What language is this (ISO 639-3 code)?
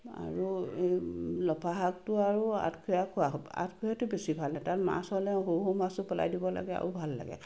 asm